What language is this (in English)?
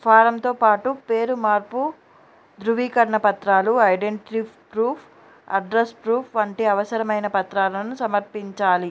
Telugu